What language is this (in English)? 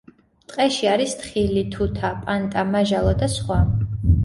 Georgian